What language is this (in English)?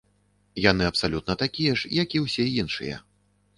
Belarusian